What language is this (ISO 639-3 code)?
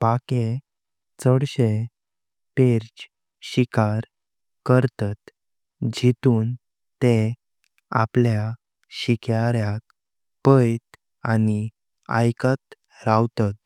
kok